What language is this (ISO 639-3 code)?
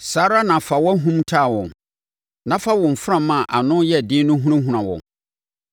aka